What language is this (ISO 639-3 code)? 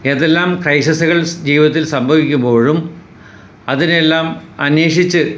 mal